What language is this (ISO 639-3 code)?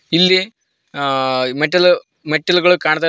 kan